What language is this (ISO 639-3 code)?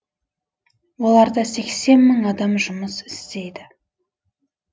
kaz